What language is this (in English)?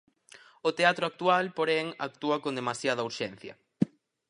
Galician